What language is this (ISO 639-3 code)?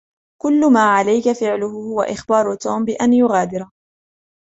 ara